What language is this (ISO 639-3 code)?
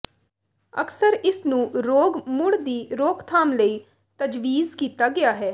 pan